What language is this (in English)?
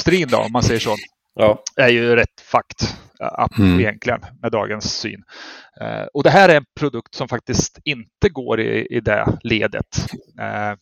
Swedish